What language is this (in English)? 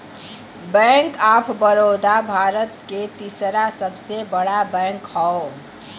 Bhojpuri